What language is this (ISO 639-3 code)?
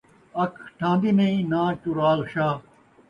skr